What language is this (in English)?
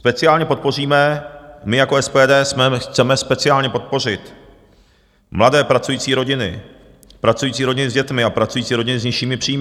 Czech